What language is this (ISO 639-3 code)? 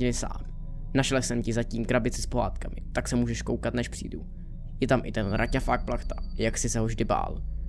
ces